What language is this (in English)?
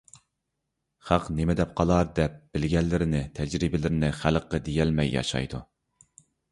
Uyghur